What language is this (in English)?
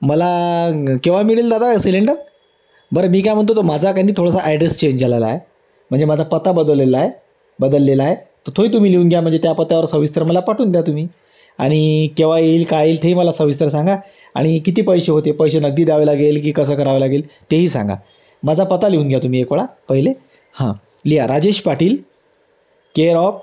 Marathi